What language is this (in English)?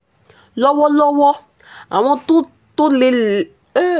Yoruba